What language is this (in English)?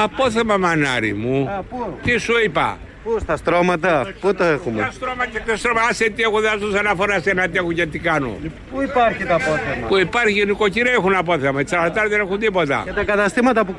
Greek